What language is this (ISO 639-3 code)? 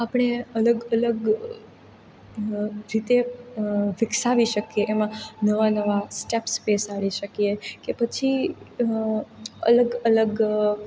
guj